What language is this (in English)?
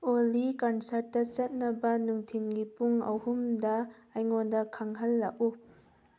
Manipuri